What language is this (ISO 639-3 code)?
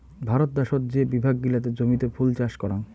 ben